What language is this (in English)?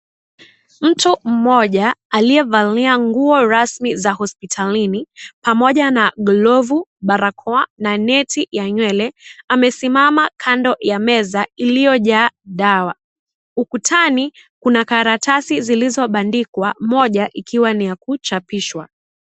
Swahili